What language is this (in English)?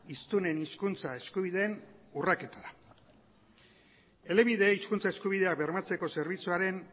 Basque